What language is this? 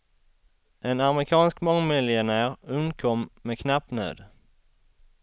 Swedish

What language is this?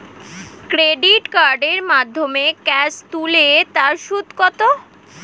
Bangla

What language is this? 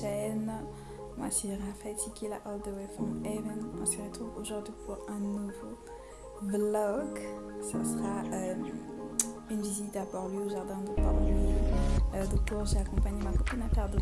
French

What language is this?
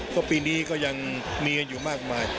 Thai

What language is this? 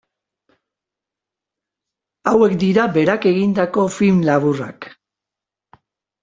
Basque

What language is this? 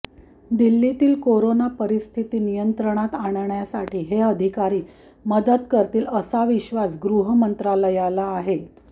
Marathi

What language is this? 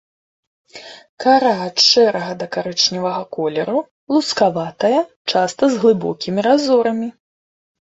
Belarusian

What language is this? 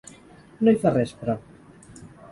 Catalan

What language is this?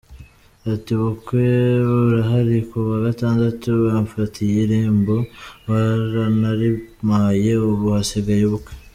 Kinyarwanda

